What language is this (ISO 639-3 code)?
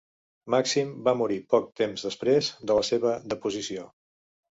cat